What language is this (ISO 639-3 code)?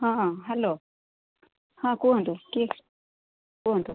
ori